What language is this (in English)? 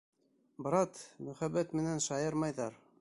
Bashkir